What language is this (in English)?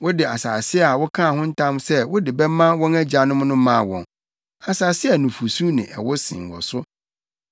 Akan